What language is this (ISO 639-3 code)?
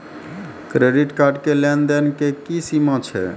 mai